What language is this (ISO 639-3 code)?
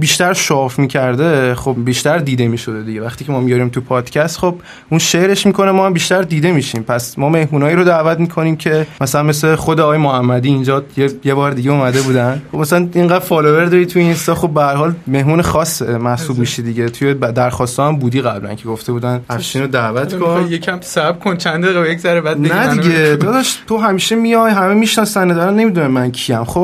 fas